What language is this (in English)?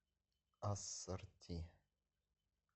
Russian